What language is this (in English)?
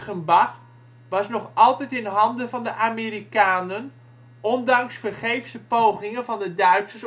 Dutch